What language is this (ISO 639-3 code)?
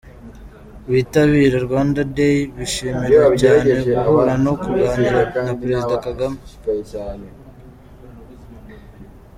kin